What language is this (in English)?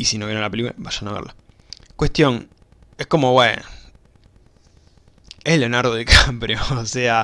Spanish